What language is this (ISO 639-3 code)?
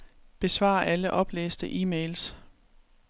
dan